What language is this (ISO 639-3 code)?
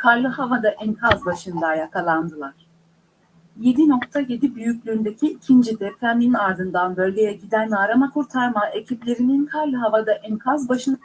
tur